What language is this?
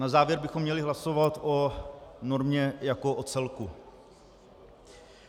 Czech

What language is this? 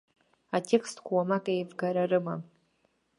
Abkhazian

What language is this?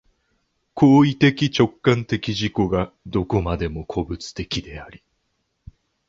Japanese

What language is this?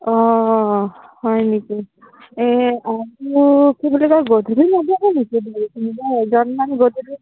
Assamese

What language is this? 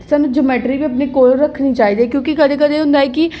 Dogri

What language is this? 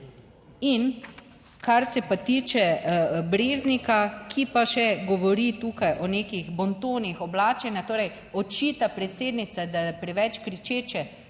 Slovenian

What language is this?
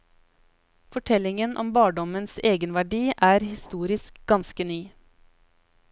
Norwegian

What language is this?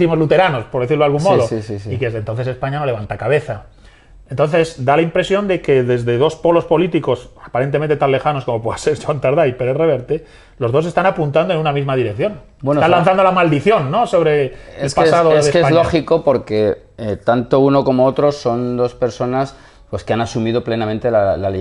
Spanish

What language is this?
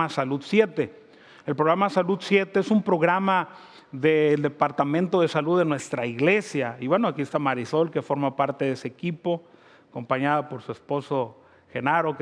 Spanish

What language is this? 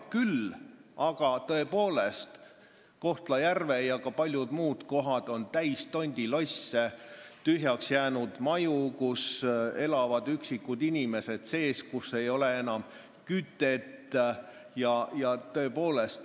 Estonian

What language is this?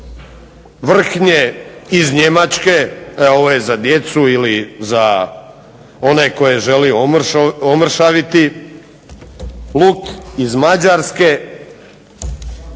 Croatian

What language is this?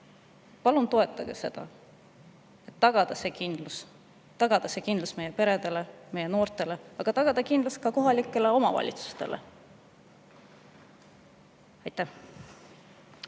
Estonian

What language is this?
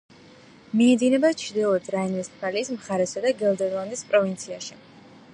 Georgian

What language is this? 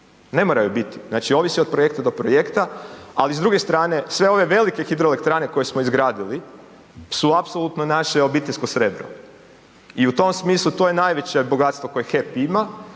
Croatian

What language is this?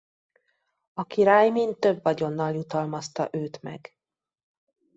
Hungarian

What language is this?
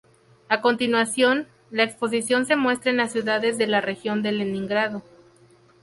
Spanish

